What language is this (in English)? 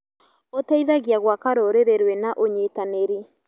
Kikuyu